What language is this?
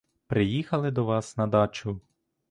Ukrainian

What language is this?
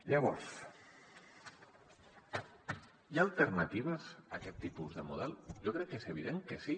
Catalan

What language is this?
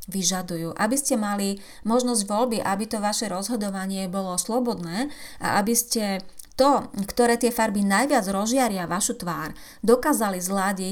Slovak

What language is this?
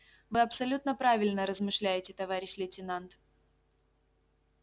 Russian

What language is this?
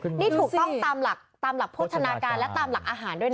Thai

